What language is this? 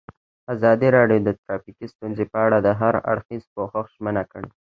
Pashto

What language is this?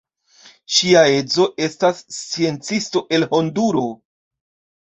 Esperanto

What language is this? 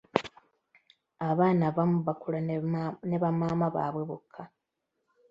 Ganda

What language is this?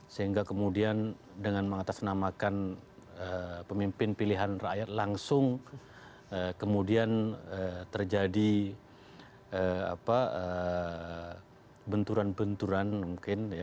Indonesian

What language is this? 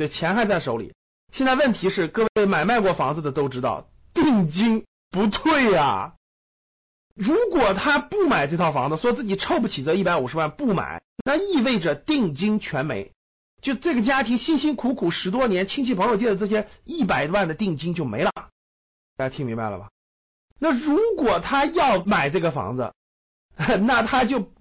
Chinese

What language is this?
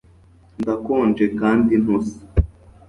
Kinyarwanda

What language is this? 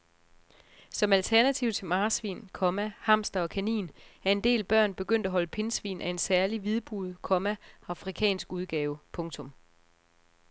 Danish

